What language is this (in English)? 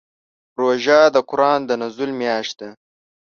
Pashto